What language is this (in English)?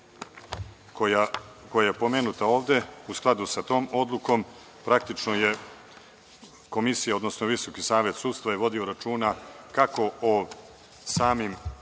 Serbian